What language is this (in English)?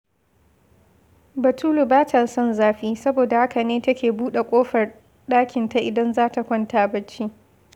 Hausa